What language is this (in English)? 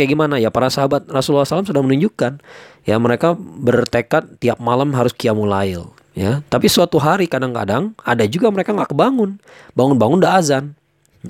Indonesian